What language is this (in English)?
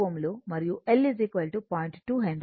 Telugu